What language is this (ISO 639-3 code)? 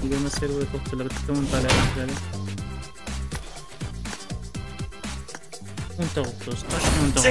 tur